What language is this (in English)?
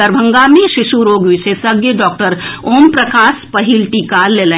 Maithili